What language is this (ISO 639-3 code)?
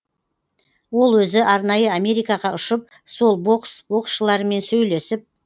kaz